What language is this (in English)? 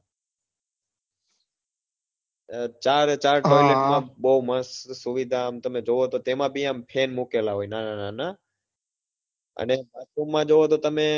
Gujarati